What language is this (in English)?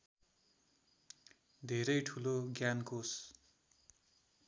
Nepali